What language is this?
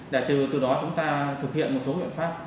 Vietnamese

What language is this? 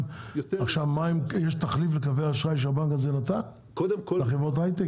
Hebrew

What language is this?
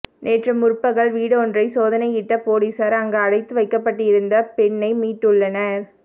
Tamil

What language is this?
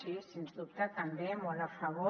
Catalan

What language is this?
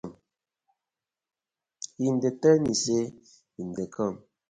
Nigerian Pidgin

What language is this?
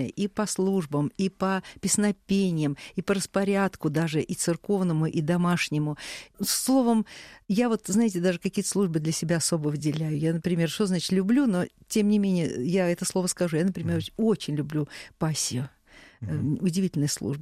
Russian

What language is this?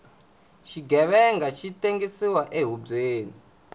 Tsonga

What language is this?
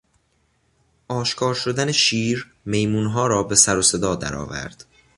Persian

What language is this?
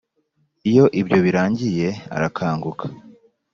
Kinyarwanda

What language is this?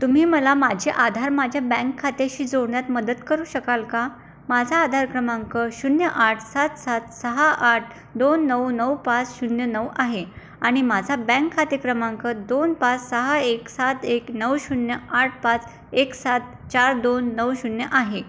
Marathi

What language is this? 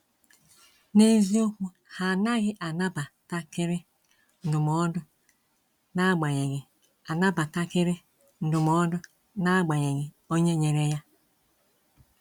Igbo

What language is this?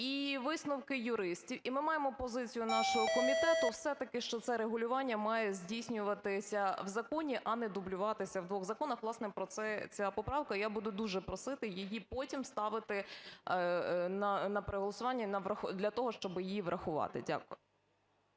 Ukrainian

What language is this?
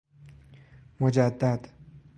Persian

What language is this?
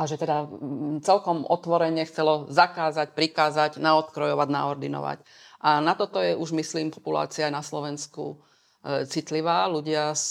Slovak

